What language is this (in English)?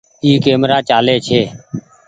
Goaria